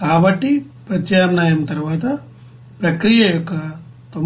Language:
Telugu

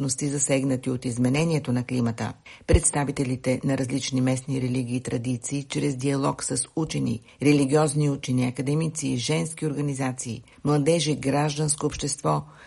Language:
Bulgarian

